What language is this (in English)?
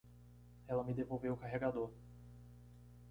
Portuguese